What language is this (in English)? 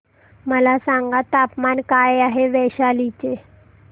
Marathi